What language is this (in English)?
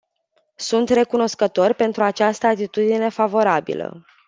Romanian